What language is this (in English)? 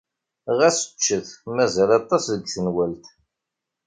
Kabyle